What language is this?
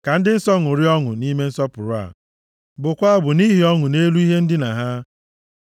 Igbo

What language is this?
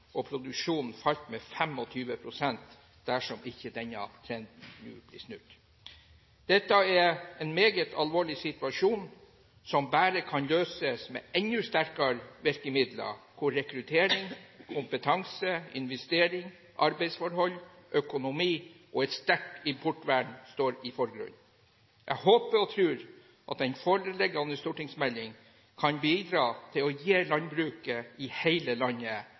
Norwegian Bokmål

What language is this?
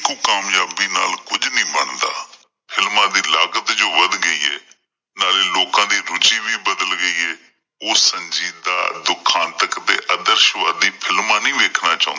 Punjabi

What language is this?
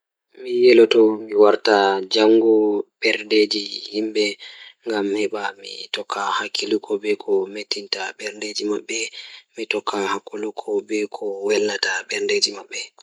Fula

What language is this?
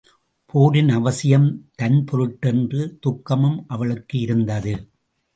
Tamil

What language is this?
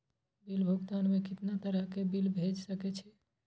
Maithili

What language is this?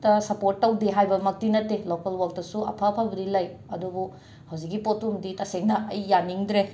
Manipuri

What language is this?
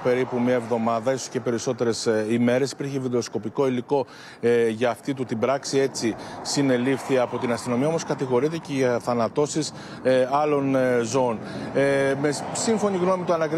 Greek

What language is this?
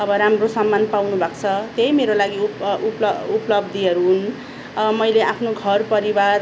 Nepali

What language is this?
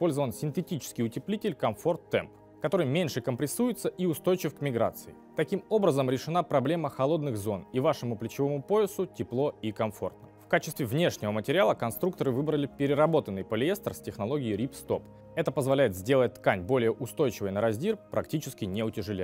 Russian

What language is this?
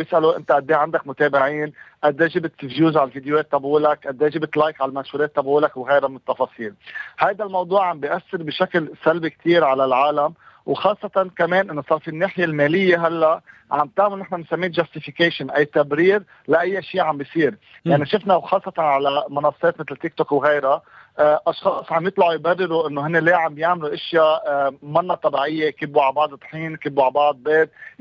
Arabic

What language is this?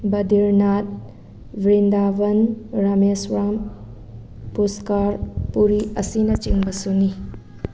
Manipuri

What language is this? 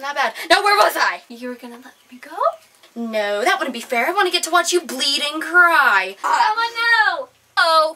English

